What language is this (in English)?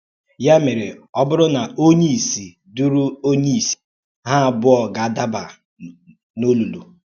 Igbo